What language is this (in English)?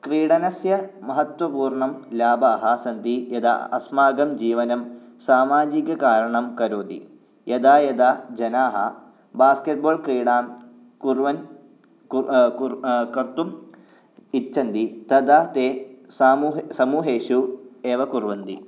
Sanskrit